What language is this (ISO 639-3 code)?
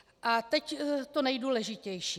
ces